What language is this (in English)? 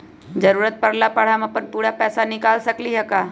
Magahi